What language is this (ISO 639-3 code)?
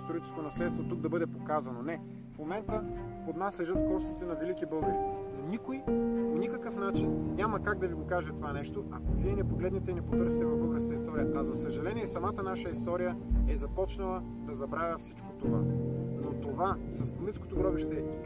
bul